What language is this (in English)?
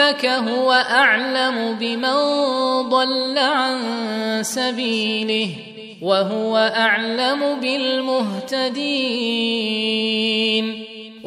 Arabic